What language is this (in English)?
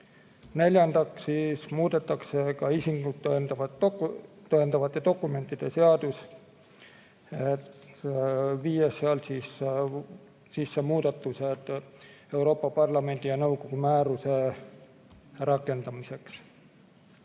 Estonian